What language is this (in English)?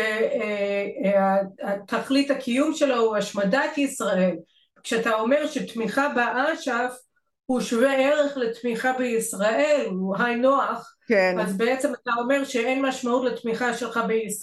Hebrew